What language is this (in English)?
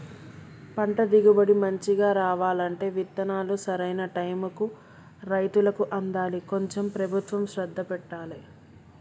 Telugu